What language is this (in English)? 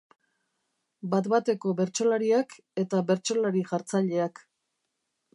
Basque